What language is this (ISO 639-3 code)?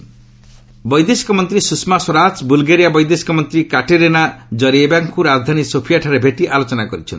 ori